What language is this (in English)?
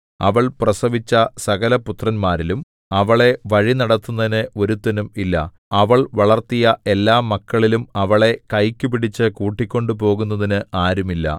Malayalam